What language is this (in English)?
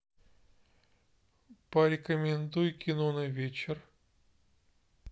Russian